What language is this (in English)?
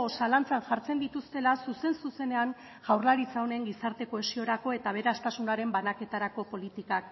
Basque